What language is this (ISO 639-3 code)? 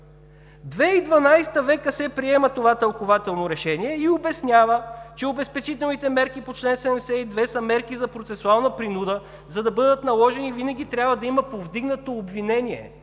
bul